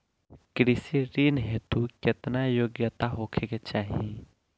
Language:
Bhojpuri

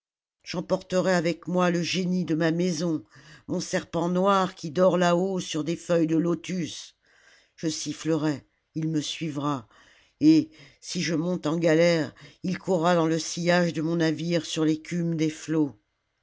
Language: French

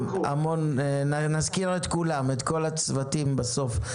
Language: Hebrew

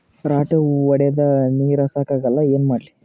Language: Kannada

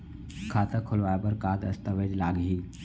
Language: Chhattisgarhi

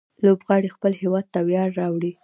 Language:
Pashto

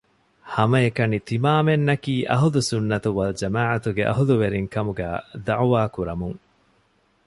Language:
Divehi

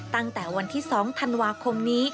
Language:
Thai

